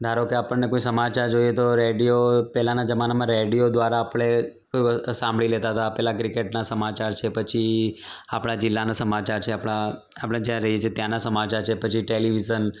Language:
Gujarati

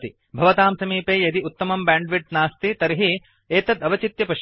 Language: Sanskrit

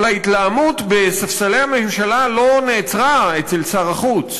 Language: Hebrew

